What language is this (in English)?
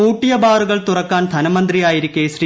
Malayalam